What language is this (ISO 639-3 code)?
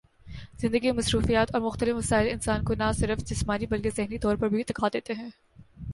urd